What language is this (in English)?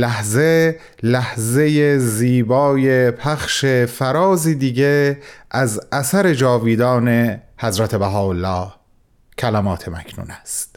Persian